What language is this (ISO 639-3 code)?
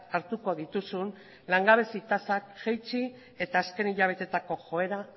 eus